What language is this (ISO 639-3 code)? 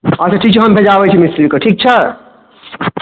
mai